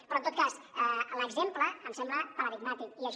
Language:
Catalan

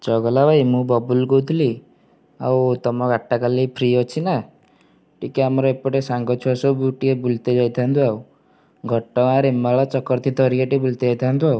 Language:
Odia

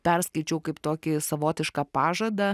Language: Lithuanian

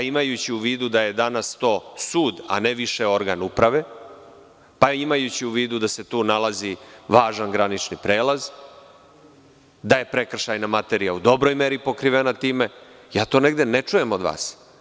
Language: Serbian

